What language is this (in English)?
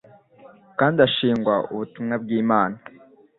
Kinyarwanda